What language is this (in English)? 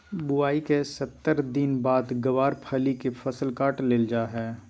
Magahi